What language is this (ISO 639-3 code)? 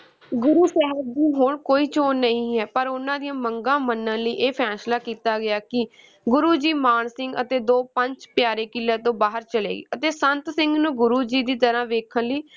pan